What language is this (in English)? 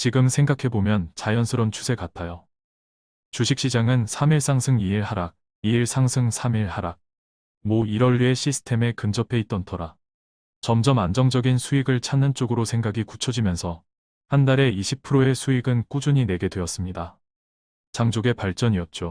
Korean